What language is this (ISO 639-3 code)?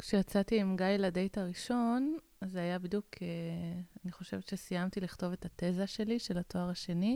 heb